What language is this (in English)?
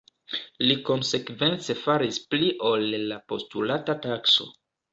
Esperanto